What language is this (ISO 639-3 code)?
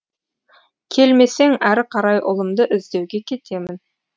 kaz